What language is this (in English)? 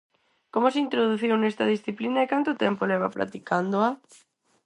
Galician